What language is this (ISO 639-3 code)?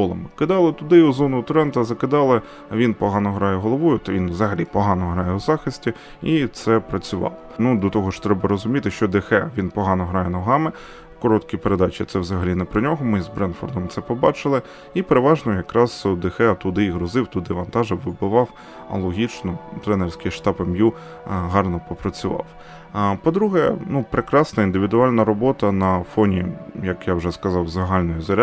ukr